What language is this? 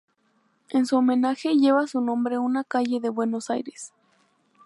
Spanish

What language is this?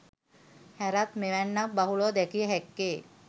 Sinhala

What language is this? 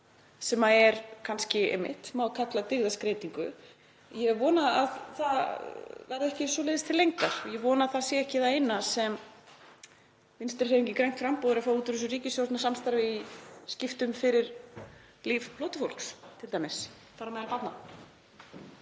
Icelandic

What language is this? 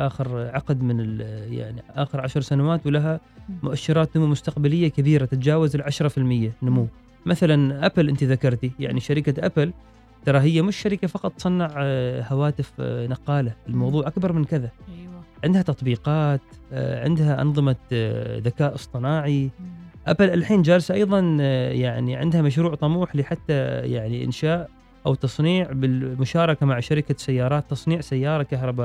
Arabic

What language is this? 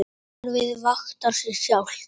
Icelandic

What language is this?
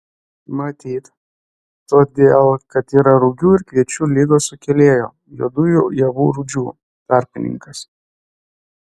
Lithuanian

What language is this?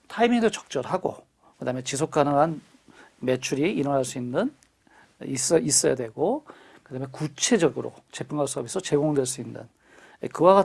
Korean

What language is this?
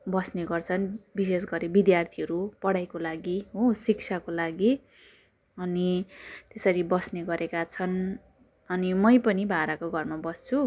Nepali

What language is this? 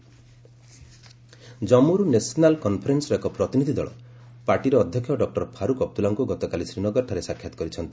Odia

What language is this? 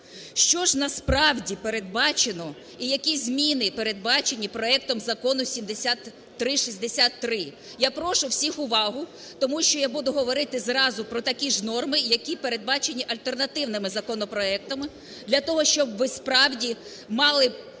Ukrainian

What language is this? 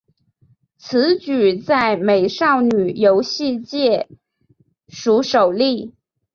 Chinese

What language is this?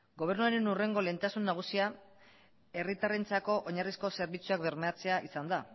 Basque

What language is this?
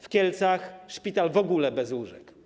Polish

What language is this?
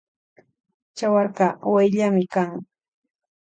Loja Highland Quichua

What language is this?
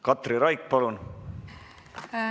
Estonian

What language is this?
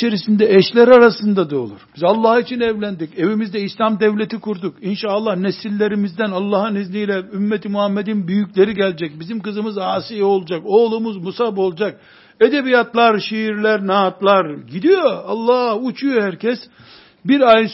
Turkish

